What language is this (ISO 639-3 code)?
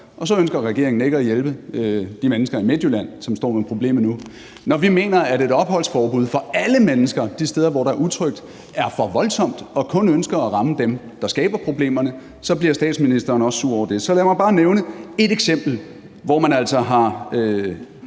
dan